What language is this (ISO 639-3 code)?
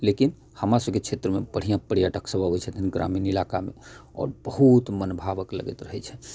mai